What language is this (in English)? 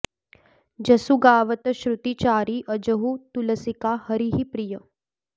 Sanskrit